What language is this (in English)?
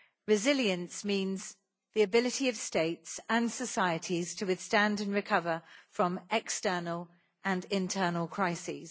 English